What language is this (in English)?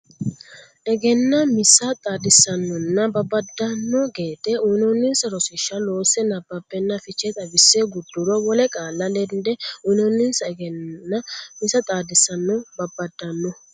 Sidamo